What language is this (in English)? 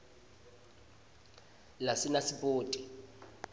Swati